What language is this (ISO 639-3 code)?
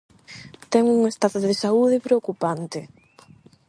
glg